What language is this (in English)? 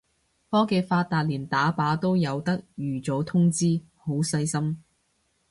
Cantonese